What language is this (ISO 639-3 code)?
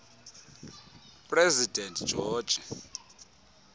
xho